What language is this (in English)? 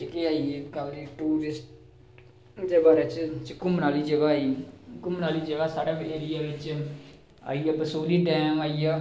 Dogri